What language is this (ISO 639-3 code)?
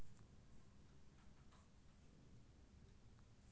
mai